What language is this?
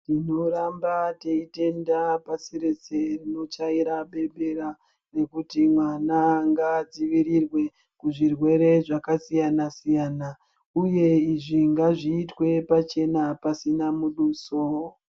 Ndau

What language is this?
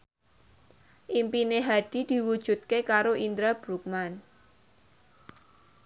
Javanese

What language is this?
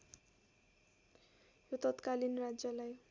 Nepali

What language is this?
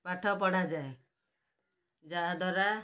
Odia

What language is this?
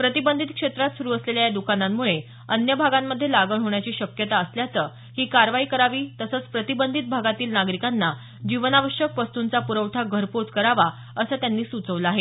Marathi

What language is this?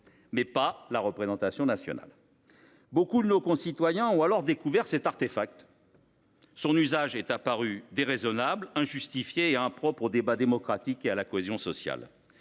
French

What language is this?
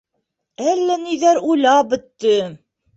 Bashkir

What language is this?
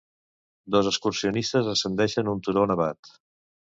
Catalan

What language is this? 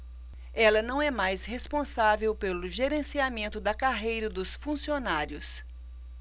Portuguese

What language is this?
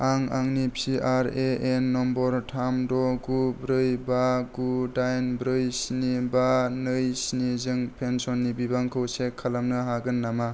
Bodo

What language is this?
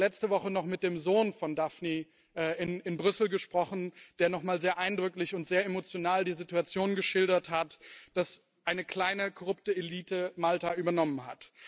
German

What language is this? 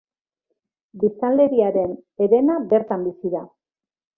Basque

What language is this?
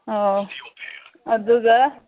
Manipuri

